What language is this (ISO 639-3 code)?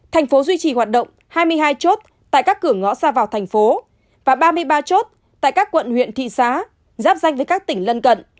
vie